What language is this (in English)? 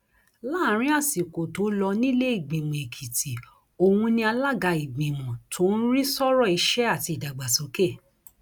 Yoruba